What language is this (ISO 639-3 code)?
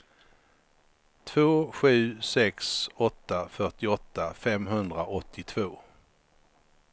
swe